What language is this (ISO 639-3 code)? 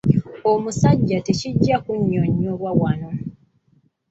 lug